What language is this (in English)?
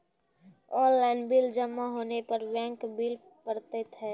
Maithili